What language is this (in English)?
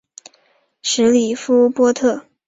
Chinese